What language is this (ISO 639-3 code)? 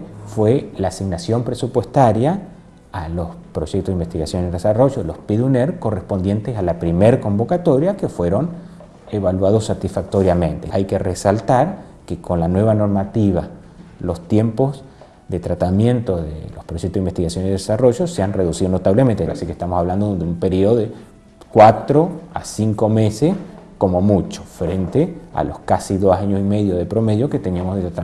spa